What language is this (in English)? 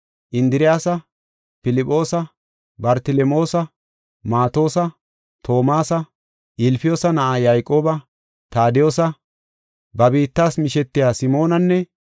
Gofa